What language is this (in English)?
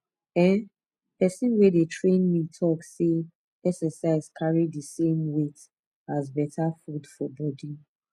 Nigerian Pidgin